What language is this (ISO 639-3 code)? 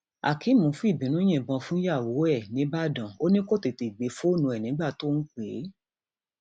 yor